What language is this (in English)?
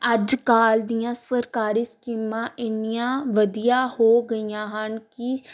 Punjabi